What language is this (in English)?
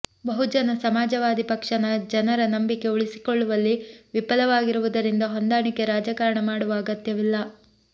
Kannada